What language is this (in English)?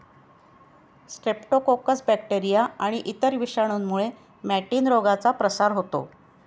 Marathi